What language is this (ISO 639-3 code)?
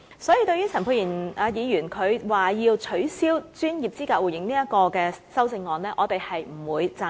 yue